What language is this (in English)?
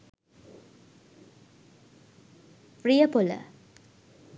Sinhala